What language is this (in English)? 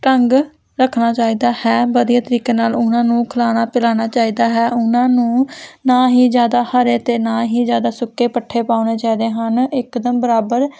Punjabi